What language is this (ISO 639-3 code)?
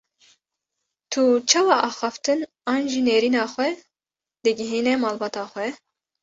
kur